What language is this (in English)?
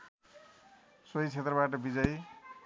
Nepali